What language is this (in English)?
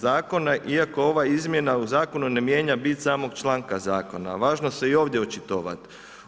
Croatian